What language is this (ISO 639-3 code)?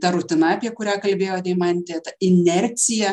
lit